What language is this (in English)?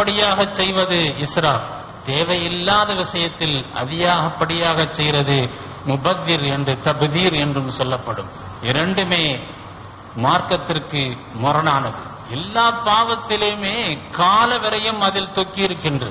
Arabic